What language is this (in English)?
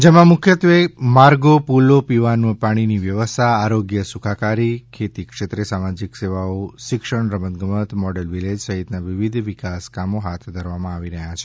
Gujarati